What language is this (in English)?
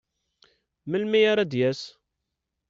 Kabyle